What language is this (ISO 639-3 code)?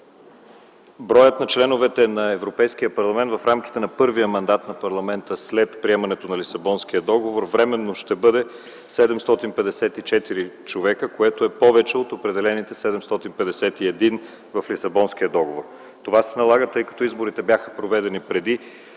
bul